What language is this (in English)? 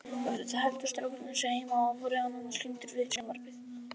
Icelandic